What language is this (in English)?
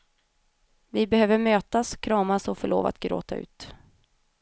Swedish